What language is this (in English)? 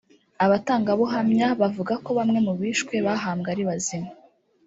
Kinyarwanda